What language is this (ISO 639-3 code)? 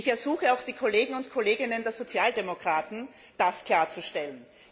deu